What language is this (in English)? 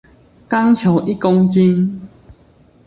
Chinese